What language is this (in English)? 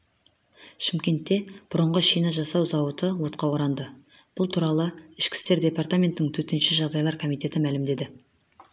Kazakh